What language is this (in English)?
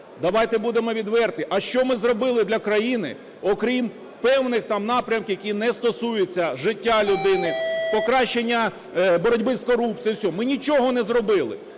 Ukrainian